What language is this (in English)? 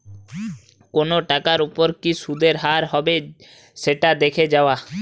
Bangla